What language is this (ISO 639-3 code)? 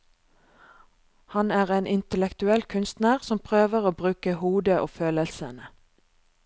nor